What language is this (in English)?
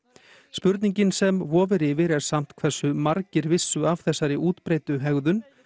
Icelandic